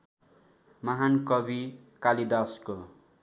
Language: Nepali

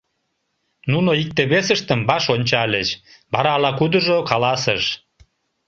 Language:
Mari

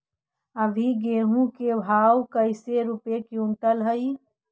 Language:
Magahi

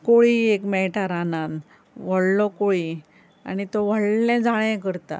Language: Konkani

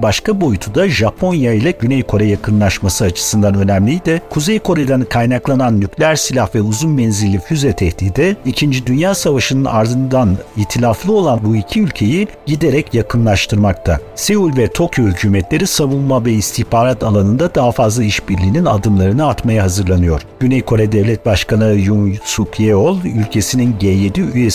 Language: Turkish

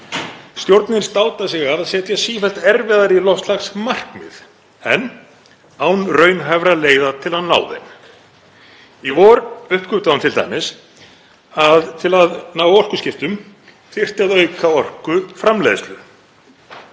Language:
Icelandic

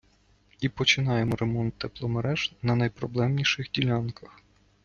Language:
Ukrainian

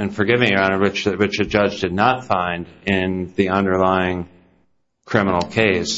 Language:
English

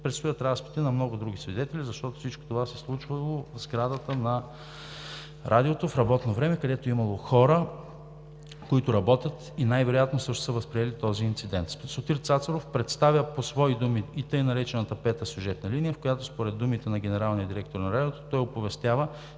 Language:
Bulgarian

